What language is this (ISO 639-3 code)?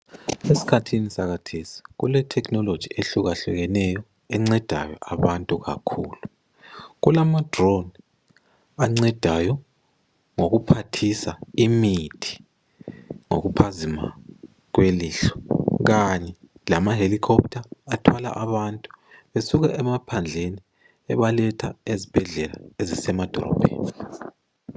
nde